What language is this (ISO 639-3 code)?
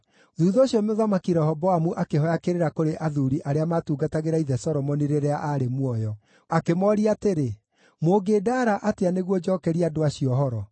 kik